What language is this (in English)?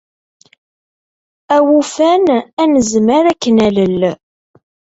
Kabyle